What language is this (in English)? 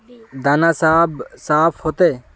Magahi